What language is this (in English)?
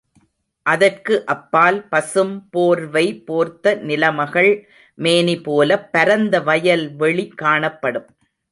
Tamil